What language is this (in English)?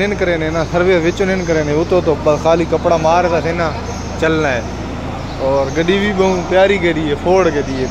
Hindi